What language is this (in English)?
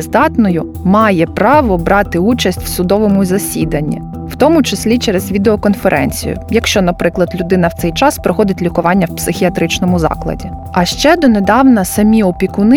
Ukrainian